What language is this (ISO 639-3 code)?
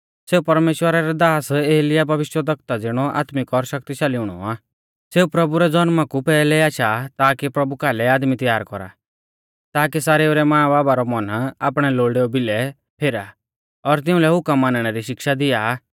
bfz